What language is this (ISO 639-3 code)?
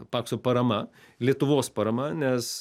lit